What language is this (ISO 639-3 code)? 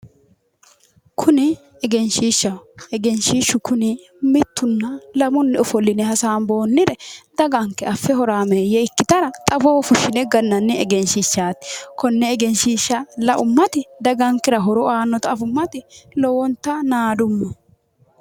sid